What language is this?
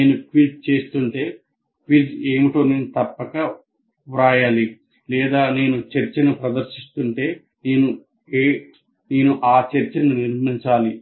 Telugu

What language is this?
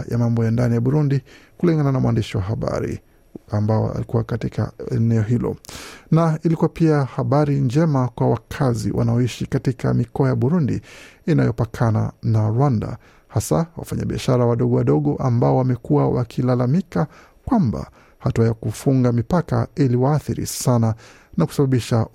Swahili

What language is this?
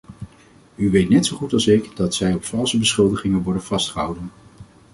Dutch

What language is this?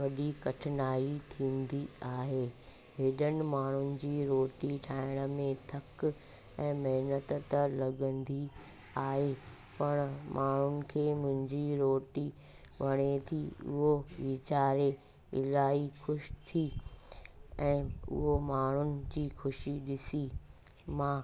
Sindhi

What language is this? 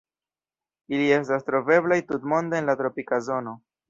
Esperanto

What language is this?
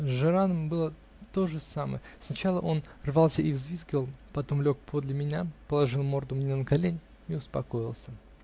Russian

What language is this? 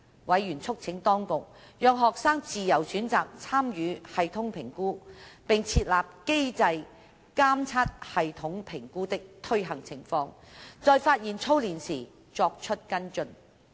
Cantonese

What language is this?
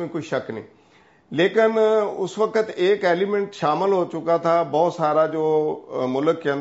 Urdu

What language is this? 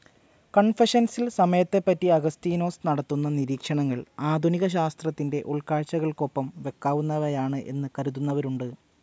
Malayalam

